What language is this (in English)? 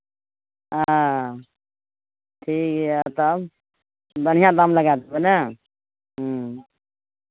Maithili